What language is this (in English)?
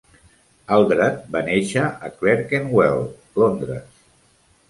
Catalan